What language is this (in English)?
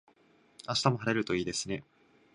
Japanese